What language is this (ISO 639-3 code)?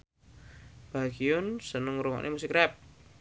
jav